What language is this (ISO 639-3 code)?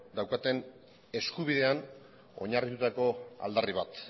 eus